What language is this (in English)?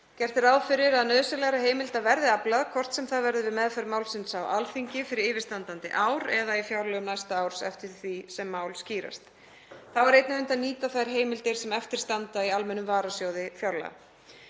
Icelandic